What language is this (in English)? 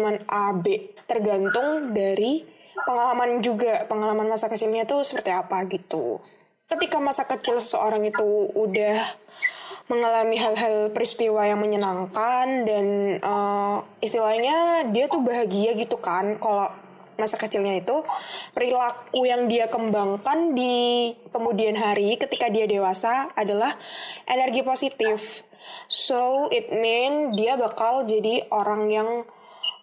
Indonesian